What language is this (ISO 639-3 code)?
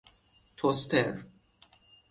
fas